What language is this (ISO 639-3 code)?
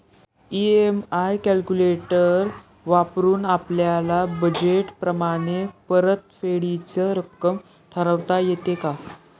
mar